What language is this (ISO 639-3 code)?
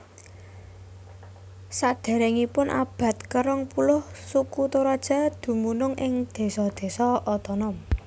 jav